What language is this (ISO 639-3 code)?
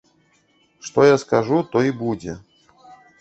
bel